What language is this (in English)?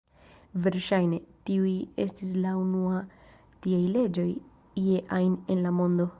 Esperanto